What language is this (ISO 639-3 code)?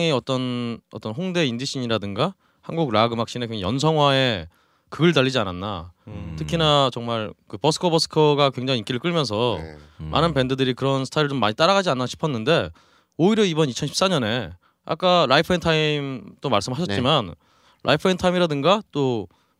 kor